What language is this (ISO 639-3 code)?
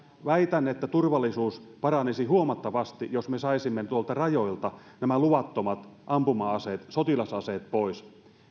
fin